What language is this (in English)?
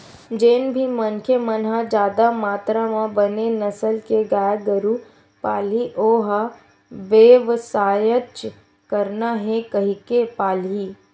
Chhattisgarhi